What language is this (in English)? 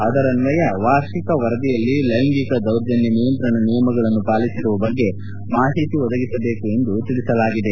Kannada